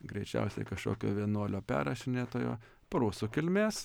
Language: Lithuanian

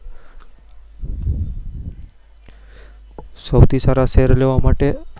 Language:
Gujarati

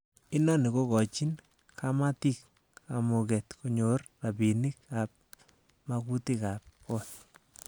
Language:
Kalenjin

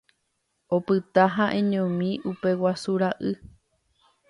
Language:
Guarani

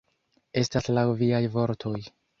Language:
Esperanto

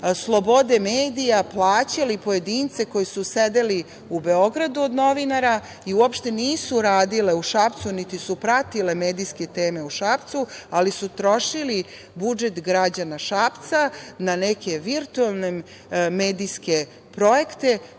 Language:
Serbian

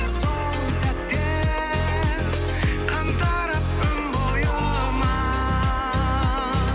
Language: Kazakh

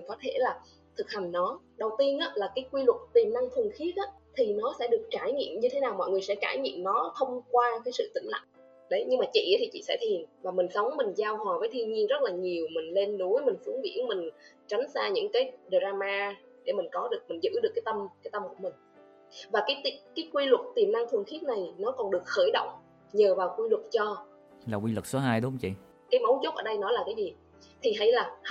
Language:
Vietnamese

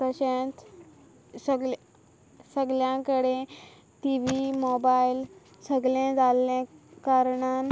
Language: Konkani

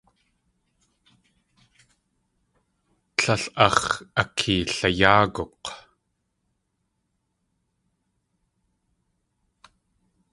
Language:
Tlingit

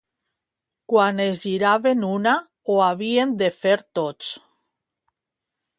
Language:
Catalan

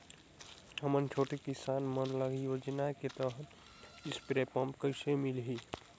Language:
Chhattisgarhi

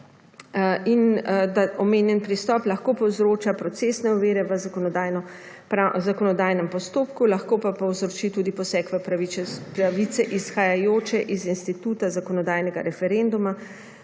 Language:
Slovenian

